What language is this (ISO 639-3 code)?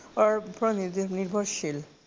asm